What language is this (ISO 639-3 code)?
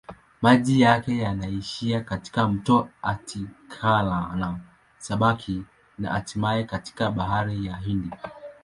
swa